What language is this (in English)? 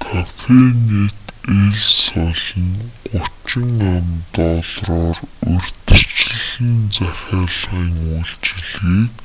Mongolian